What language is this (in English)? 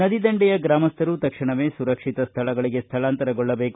Kannada